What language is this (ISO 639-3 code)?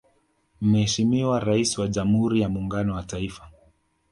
swa